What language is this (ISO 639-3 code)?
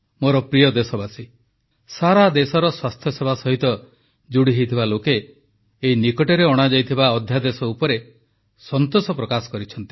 ori